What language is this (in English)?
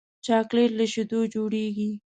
Pashto